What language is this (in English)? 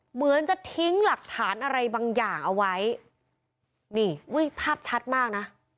Thai